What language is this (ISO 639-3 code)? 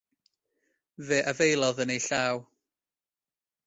cym